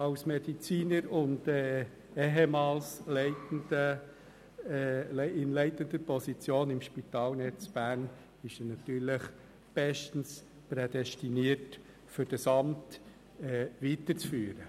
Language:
Swiss German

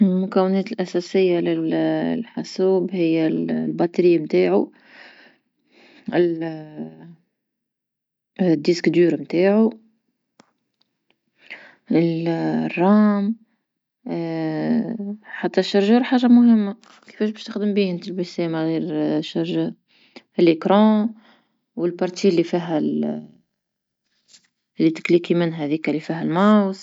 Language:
Tunisian Arabic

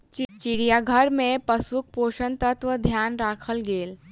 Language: Maithili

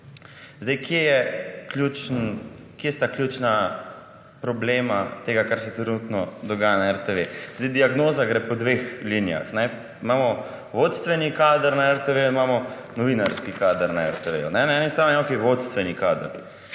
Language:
Slovenian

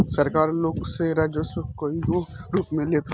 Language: Bhojpuri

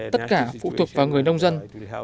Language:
Vietnamese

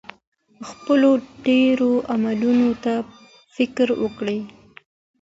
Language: Pashto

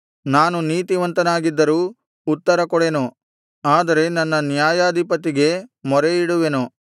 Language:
Kannada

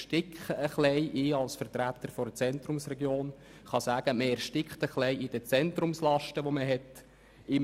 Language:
Swiss German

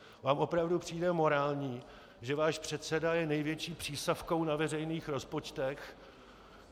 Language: Czech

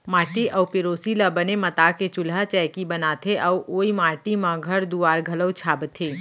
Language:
Chhattisgarhi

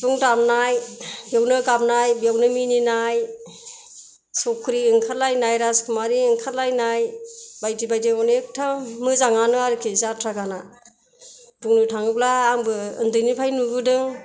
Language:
Bodo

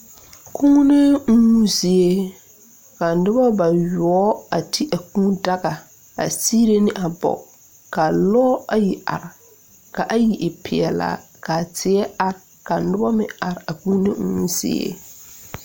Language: Southern Dagaare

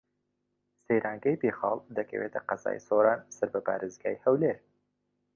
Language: Central Kurdish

